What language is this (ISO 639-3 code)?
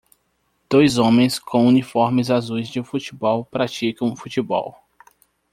por